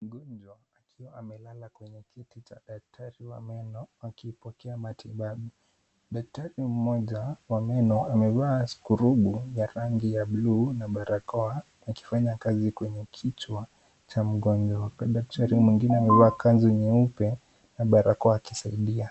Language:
Swahili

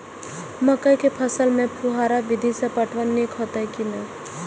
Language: Maithili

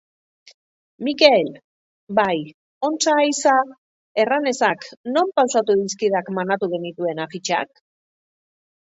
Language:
Basque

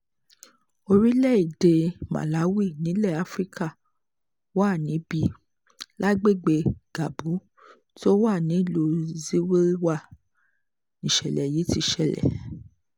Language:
Yoruba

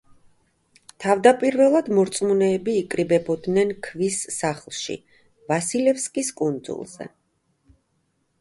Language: Georgian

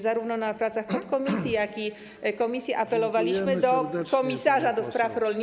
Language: Polish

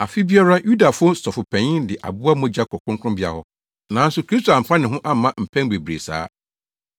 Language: Akan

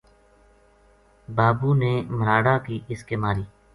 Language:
Gujari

